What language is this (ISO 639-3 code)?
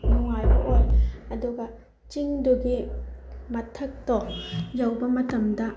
mni